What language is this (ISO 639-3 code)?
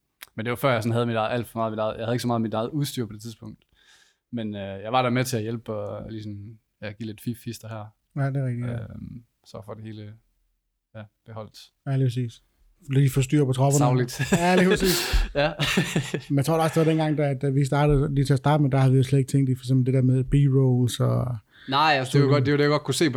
dan